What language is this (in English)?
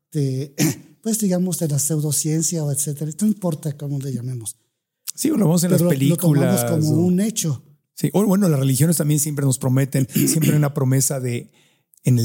Spanish